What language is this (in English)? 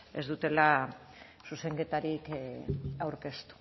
Basque